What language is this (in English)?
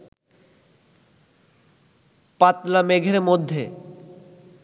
Bangla